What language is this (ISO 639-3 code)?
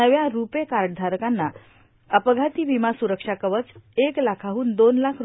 mar